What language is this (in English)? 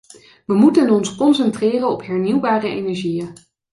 Dutch